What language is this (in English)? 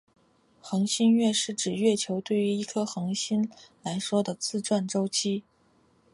Chinese